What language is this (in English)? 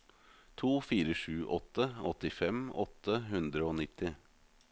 Norwegian